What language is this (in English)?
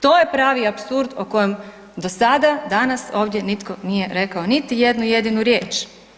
Croatian